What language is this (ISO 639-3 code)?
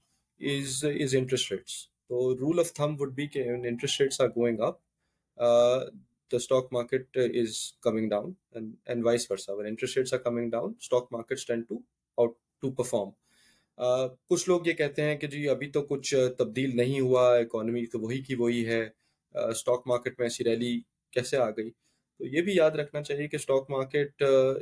urd